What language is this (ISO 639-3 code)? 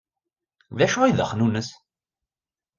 kab